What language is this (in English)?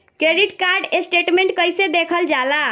Bhojpuri